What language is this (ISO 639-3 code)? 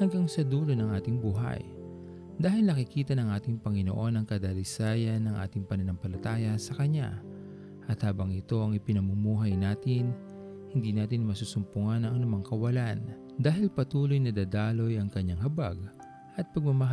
fil